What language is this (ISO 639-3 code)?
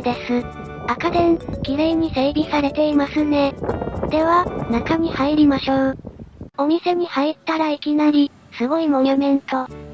jpn